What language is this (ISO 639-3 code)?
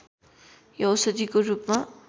nep